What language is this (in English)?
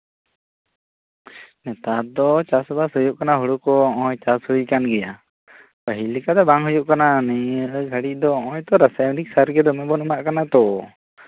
Santali